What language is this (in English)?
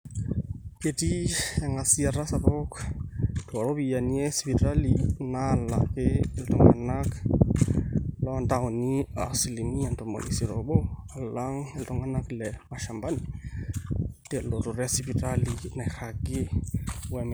Masai